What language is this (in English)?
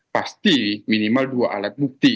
Indonesian